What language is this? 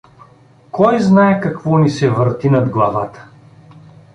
Bulgarian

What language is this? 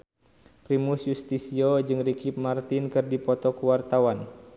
Sundanese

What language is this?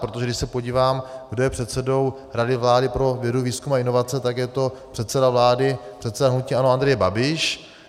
Czech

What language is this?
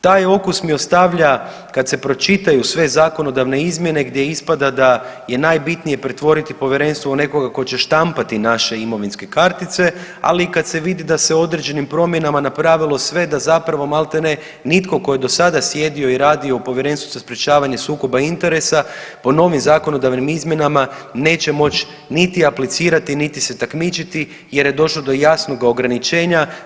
Croatian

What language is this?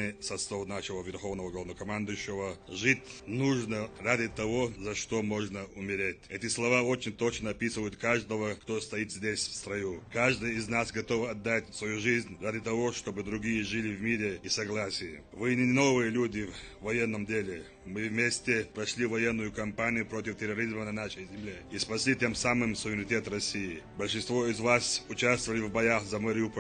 Russian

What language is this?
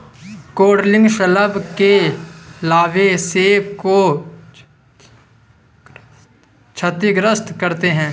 Hindi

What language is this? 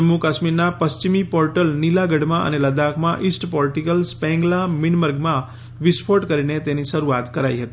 Gujarati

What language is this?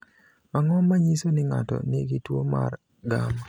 Luo (Kenya and Tanzania)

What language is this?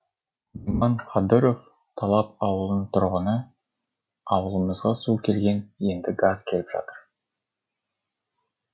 Kazakh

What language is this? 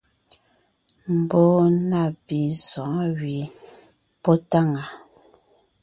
Ngiemboon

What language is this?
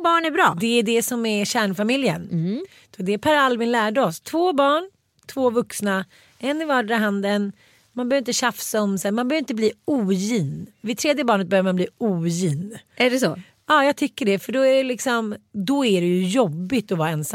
Swedish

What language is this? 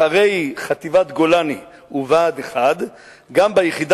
Hebrew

